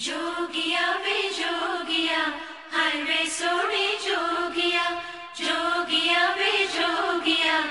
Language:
English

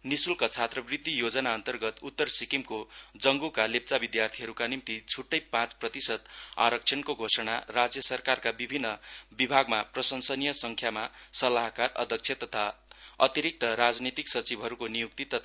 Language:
Nepali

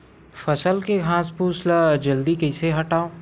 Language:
Chhattisgarhi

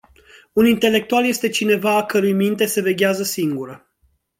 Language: Romanian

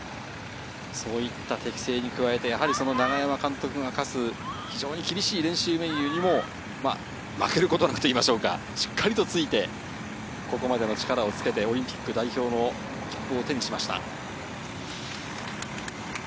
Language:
Japanese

